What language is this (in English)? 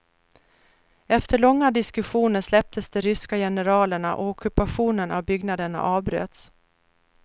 Swedish